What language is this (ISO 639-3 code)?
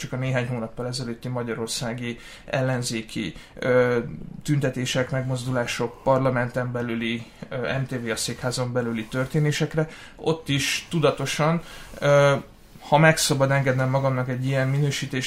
hun